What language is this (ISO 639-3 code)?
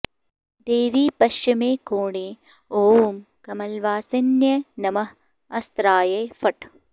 san